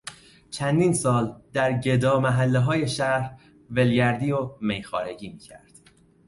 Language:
Persian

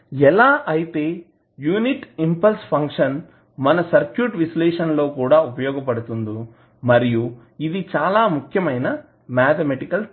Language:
Telugu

